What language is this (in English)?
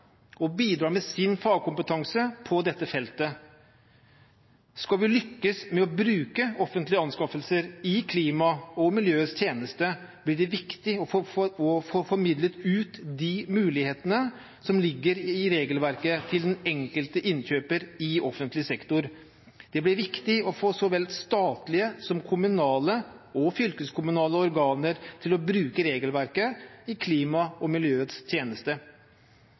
Norwegian Bokmål